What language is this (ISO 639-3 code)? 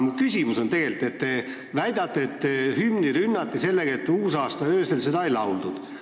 est